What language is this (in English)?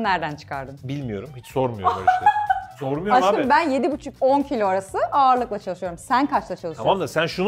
Turkish